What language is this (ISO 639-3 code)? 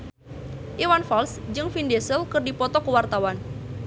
sun